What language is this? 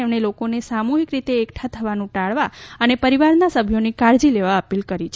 Gujarati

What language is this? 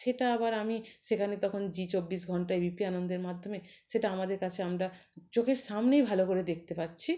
Bangla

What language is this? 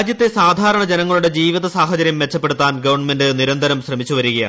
Malayalam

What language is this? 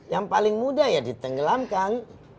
Indonesian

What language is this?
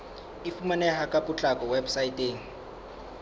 Southern Sotho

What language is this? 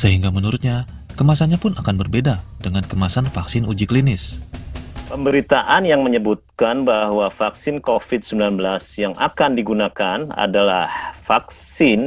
Indonesian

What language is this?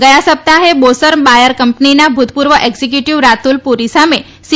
Gujarati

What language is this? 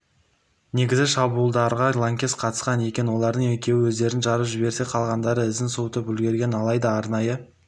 Kazakh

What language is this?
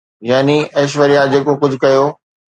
Sindhi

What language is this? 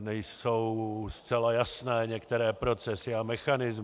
Czech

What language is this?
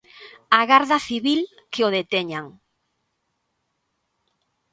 Galician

